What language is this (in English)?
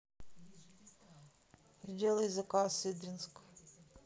Russian